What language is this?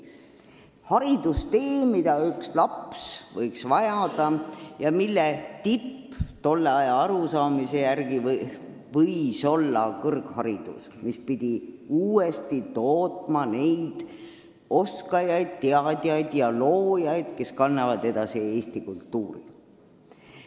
Estonian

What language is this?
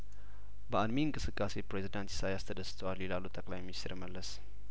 Amharic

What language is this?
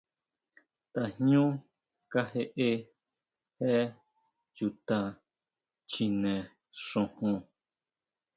Huautla Mazatec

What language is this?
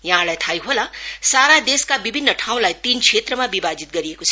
Nepali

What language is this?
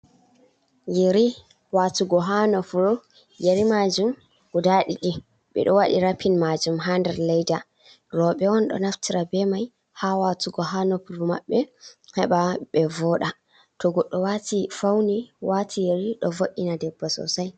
Fula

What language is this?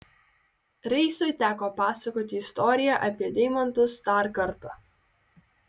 Lithuanian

